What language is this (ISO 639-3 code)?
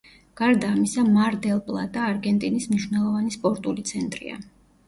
kat